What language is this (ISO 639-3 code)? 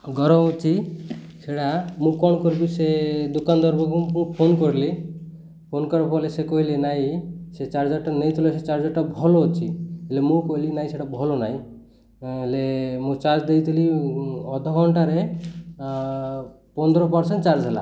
ori